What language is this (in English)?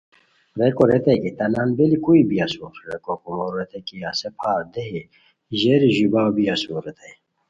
Khowar